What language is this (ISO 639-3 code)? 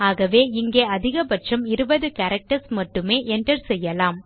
tam